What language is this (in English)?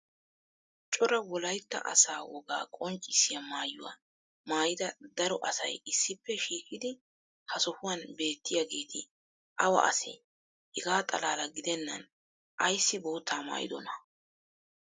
Wolaytta